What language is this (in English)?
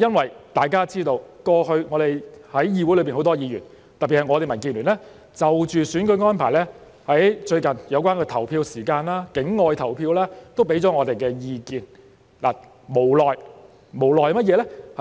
Cantonese